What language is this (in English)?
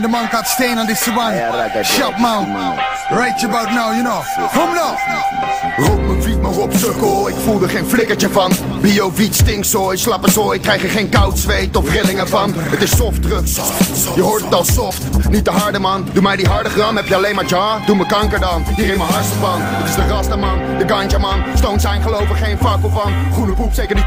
Dutch